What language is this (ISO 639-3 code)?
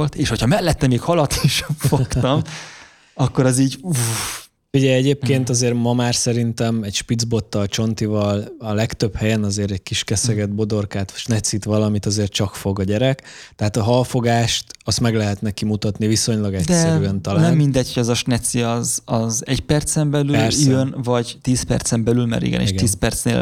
hun